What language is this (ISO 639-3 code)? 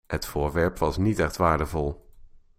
nld